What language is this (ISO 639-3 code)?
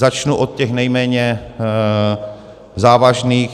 ces